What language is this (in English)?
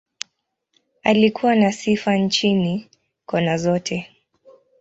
Swahili